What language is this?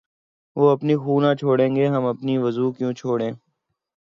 Urdu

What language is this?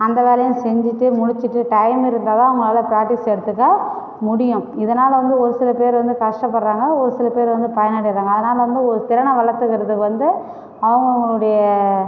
Tamil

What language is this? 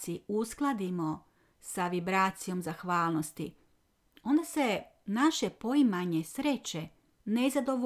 Croatian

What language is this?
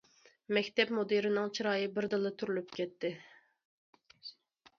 Uyghur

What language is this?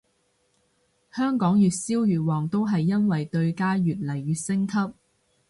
Cantonese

